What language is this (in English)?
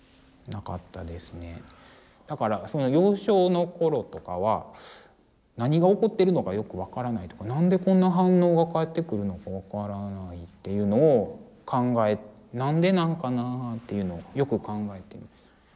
Japanese